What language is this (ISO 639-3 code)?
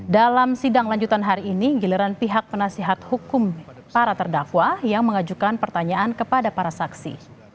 ind